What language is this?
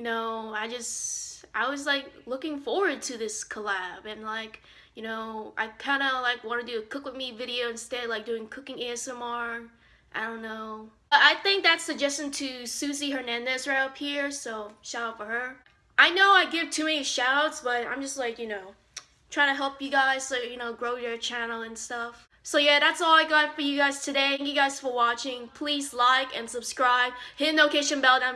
English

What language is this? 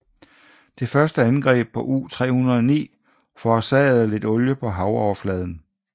Danish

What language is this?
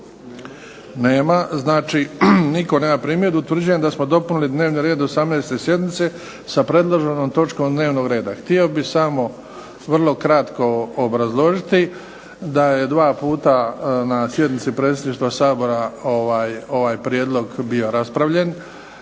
Croatian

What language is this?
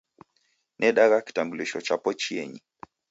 Taita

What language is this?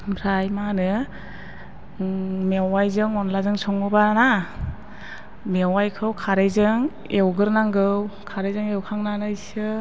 Bodo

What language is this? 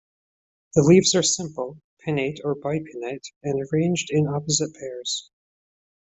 English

